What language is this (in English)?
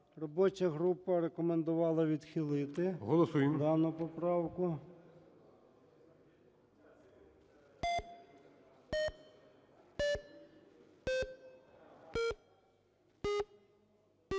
Ukrainian